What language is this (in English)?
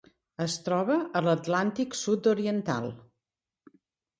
Catalan